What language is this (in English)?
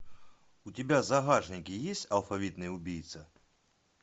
Russian